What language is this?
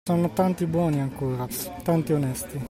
Italian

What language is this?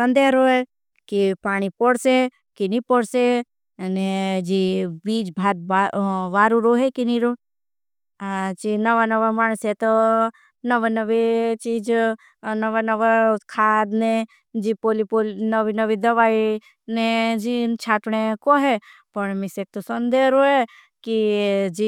Bhili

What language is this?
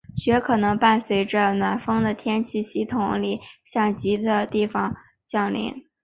Chinese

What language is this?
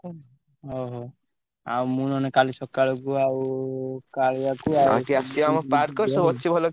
Odia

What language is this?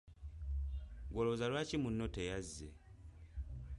Ganda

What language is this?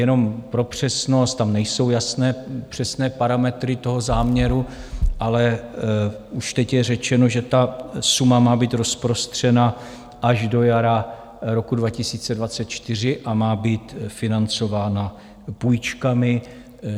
Czech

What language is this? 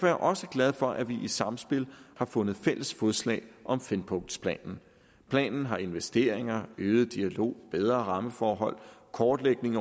Danish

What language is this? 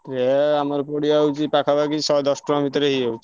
Odia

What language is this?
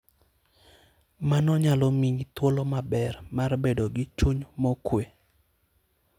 Luo (Kenya and Tanzania)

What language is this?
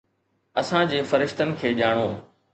Sindhi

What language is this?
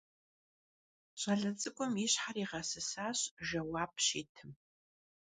Kabardian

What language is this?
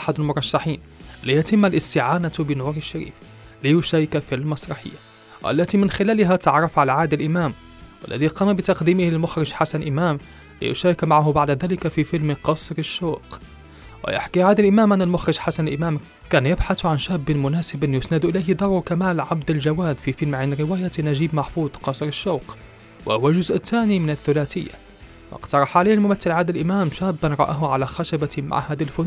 Arabic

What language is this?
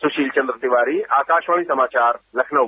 Hindi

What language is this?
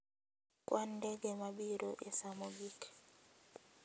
Luo (Kenya and Tanzania)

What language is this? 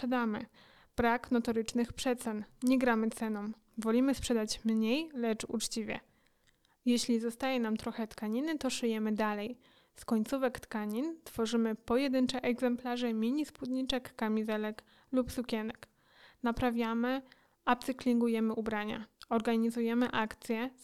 Polish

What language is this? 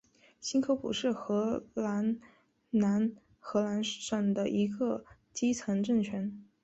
Chinese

